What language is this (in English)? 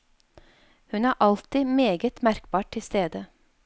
Norwegian